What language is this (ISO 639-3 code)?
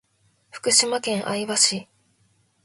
jpn